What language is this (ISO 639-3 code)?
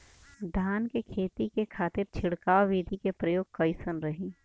bho